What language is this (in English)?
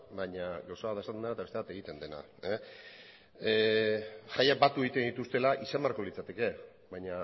Basque